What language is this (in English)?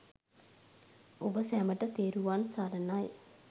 Sinhala